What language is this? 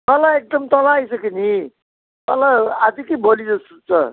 Nepali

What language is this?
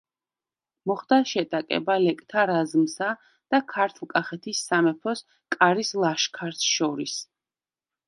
Georgian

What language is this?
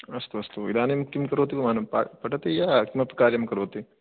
Sanskrit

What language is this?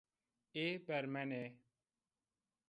Zaza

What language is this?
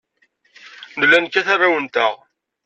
Kabyle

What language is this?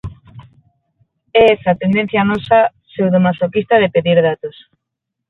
Galician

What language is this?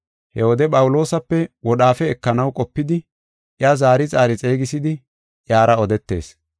Gofa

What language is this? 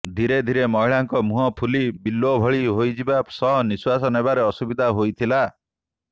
Odia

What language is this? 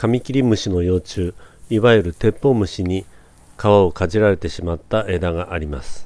Japanese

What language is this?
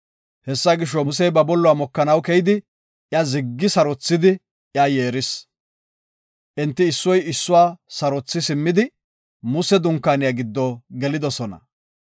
Gofa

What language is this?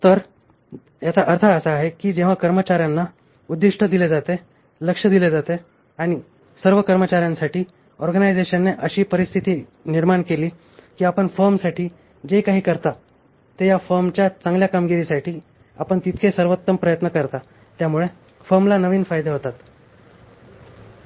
Marathi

